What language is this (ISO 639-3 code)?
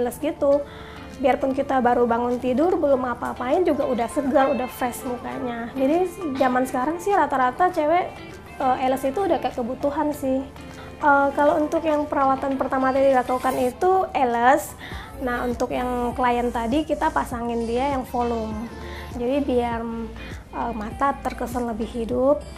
ind